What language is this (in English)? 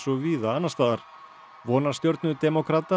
Icelandic